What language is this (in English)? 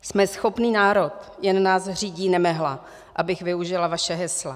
Czech